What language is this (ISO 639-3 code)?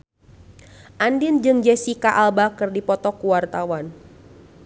sun